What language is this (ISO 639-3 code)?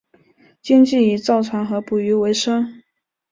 zho